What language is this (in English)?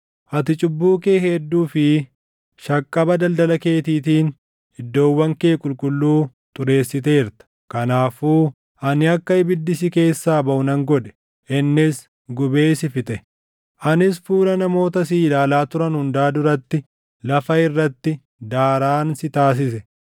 Oromo